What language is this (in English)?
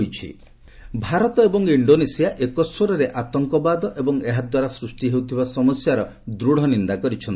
Odia